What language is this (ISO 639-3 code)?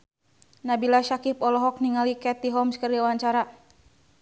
sun